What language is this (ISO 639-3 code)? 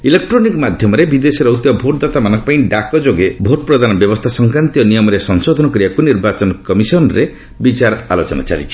ori